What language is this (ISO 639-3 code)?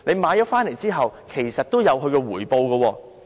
yue